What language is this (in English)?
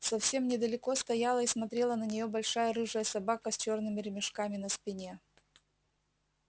Russian